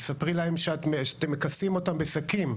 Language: Hebrew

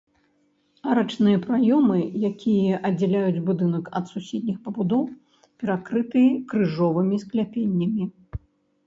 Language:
Belarusian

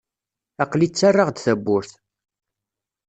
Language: Kabyle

